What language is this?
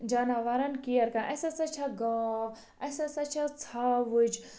Kashmiri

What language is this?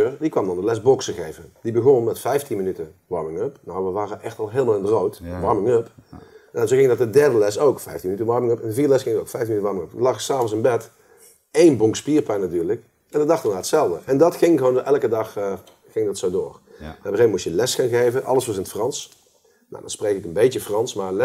Dutch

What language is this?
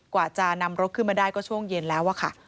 Thai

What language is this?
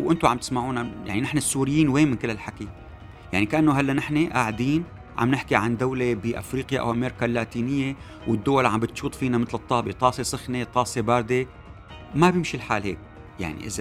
Arabic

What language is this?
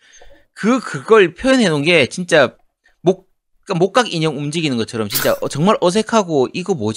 Korean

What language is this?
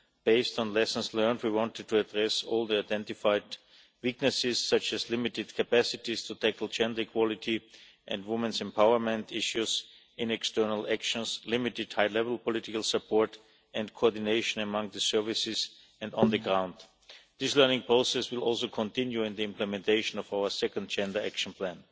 English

